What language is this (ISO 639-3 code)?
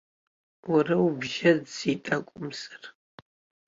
abk